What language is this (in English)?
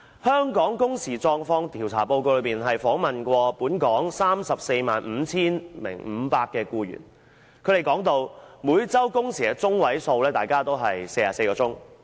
Cantonese